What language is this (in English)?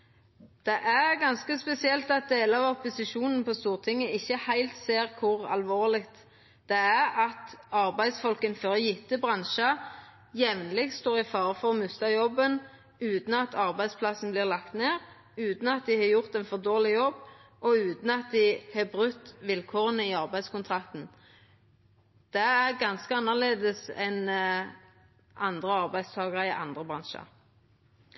Norwegian Nynorsk